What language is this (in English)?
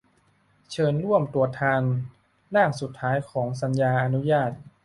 Thai